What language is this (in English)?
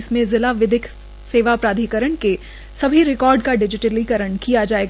Hindi